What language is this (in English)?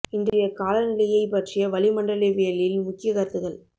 Tamil